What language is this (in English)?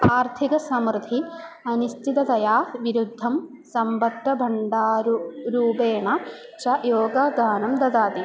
Sanskrit